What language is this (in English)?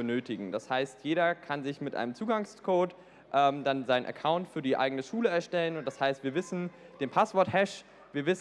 German